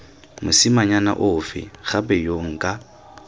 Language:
Tswana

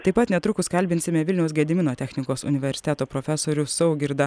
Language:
Lithuanian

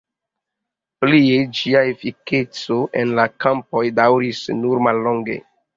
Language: Esperanto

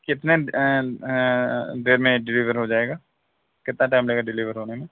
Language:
Urdu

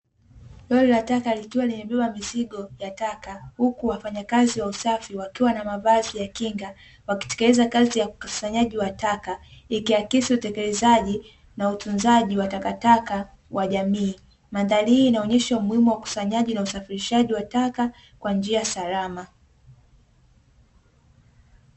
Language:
Swahili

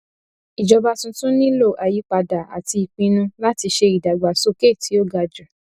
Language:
Yoruba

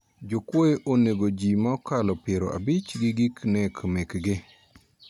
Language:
Luo (Kenya and Tanzania)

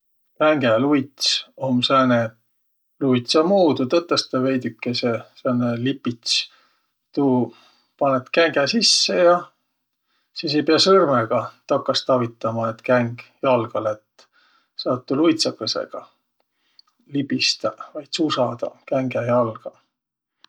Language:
Võro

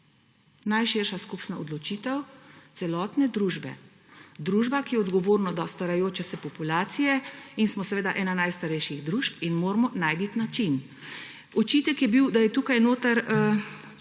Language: Slovenian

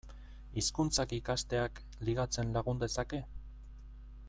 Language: Basque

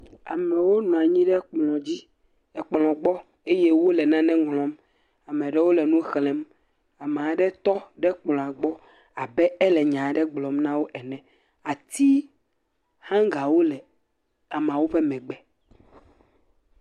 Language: Ewe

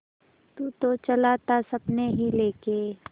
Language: Hindi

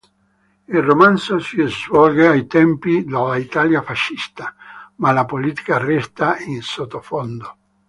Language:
Italian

